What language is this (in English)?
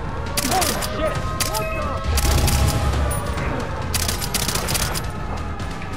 Korean